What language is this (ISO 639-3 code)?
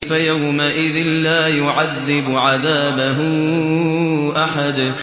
ara